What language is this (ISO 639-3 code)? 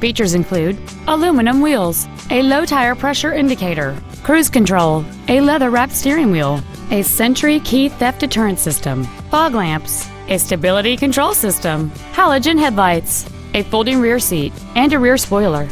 eng